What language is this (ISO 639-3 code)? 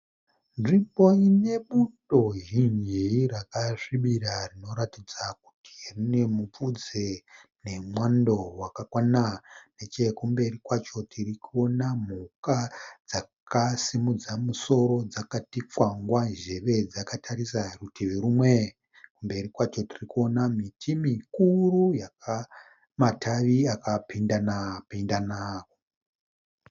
sna